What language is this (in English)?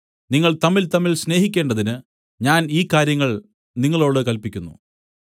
Malayalam